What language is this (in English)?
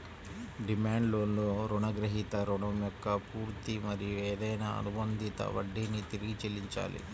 Telugu